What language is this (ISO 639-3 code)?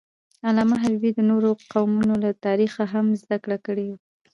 pus